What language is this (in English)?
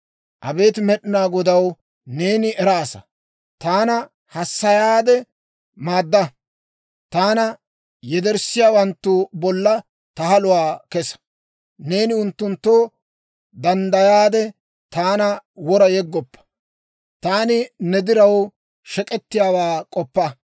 Dawro